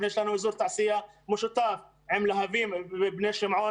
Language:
Hebrew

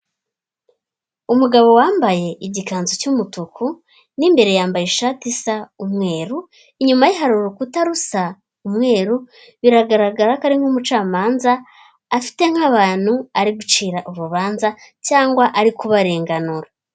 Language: Kinyarwanda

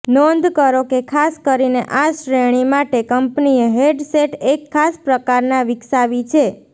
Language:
Gujarati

